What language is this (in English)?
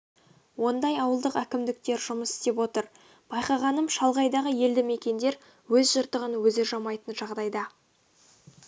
Kazakh